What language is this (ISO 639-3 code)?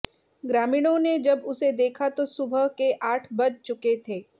hin